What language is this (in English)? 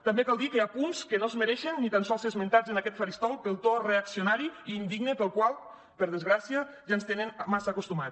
Catalan